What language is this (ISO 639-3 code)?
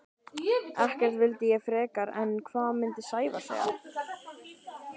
isl